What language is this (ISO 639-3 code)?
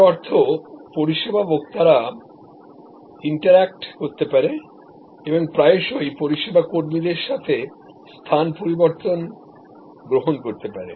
ben